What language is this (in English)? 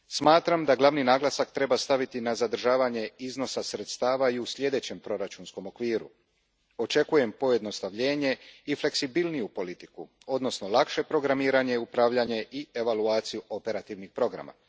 Croatian